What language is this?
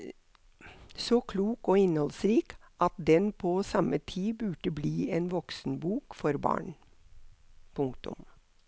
Norwegian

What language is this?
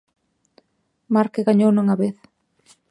Galician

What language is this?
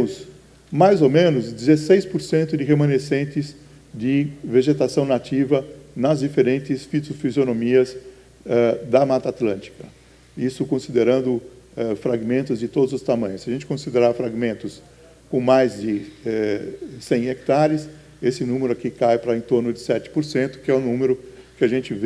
Portuguese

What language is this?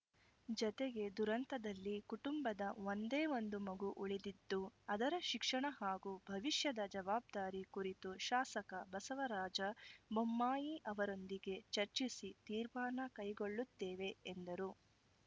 Kannada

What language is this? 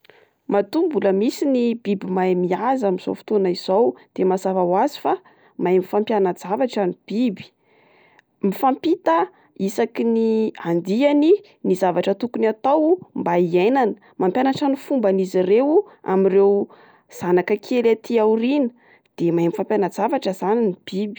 Malagasy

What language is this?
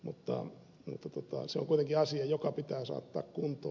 Finnish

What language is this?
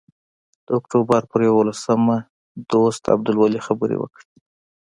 Pashto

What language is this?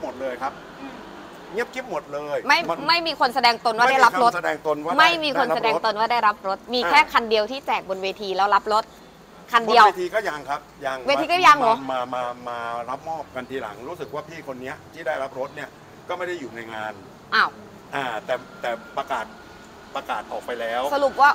Thai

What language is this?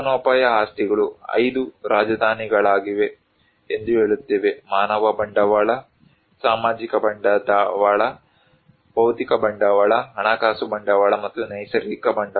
Kannada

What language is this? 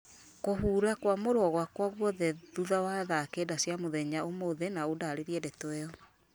Kikuyu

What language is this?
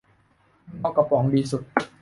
Thai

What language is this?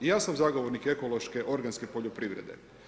Croatian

